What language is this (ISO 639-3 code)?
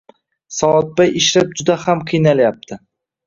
uzb